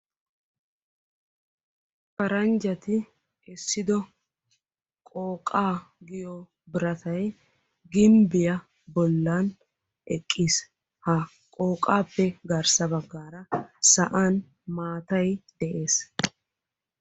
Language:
Wolaytta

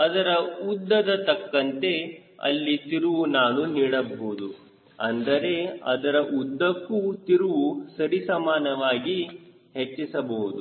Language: Kannada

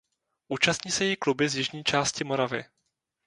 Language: Czech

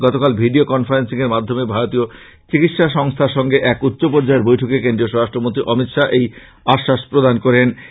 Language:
Bangla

